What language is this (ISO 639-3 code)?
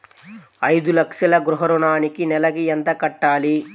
tel